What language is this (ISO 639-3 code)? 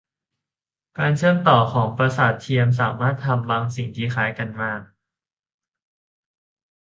tha